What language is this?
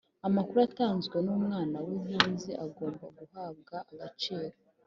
Kinyarwanda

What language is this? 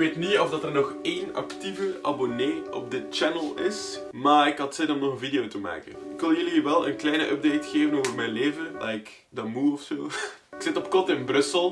Dutch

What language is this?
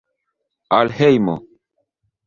Esperanto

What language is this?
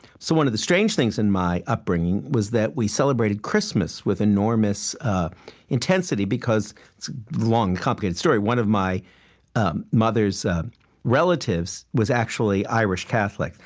English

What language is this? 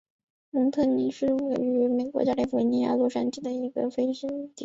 Chinese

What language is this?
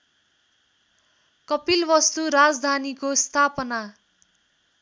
Nepali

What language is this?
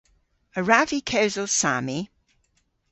Cornish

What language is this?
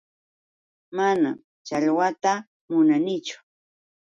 Yauyos Quechua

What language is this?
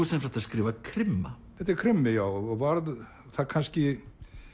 Icelandic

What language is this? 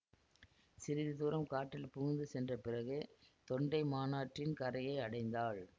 Tamil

